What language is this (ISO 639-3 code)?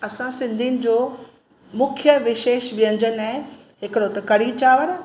snd